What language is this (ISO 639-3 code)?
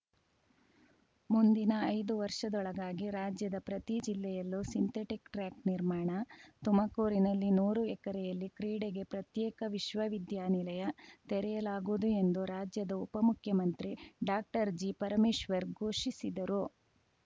kan